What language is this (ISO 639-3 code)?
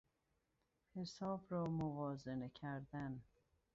fas